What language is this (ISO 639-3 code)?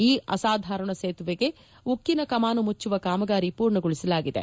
kan